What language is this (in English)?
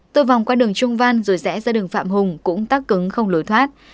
Vietnamese